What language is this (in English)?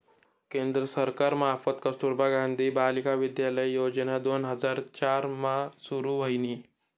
Marathi